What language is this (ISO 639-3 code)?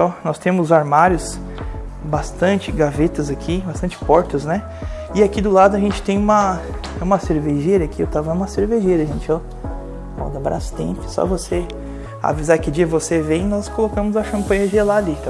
por